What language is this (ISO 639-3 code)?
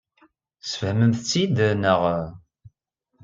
kab